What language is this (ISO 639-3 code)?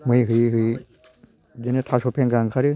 brx